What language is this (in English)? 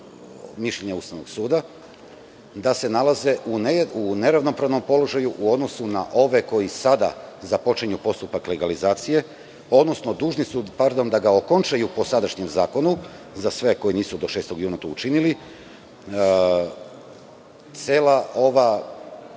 Serbian